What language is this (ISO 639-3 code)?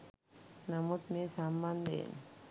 sin